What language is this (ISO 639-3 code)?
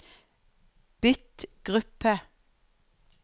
nor